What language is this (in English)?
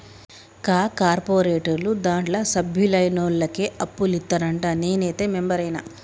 Telugu